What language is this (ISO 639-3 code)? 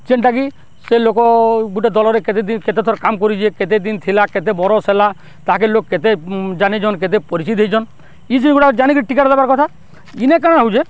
ori